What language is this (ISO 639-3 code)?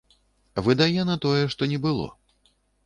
bel